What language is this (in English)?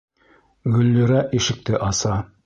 Bashkir